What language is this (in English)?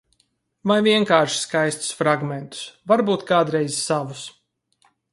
Latvian